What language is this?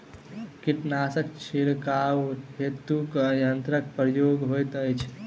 Maithili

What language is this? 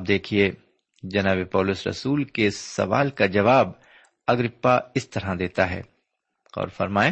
Urdu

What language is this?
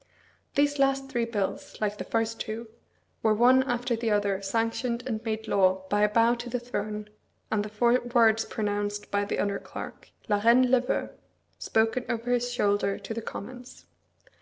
English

